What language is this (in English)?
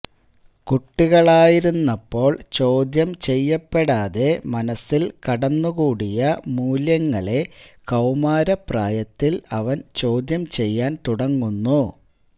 Malayalam